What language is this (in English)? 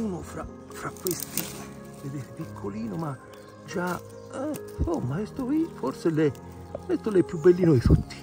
Italian